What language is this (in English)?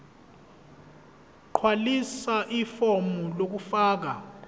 Zulu